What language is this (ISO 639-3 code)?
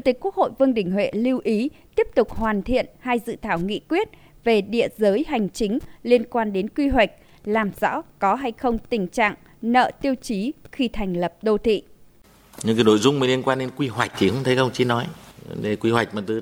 vie